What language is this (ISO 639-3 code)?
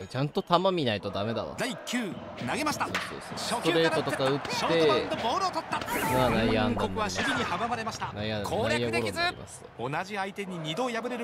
jpn